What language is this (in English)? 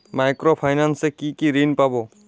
Bangla